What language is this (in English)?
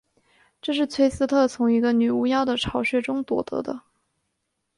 Chinese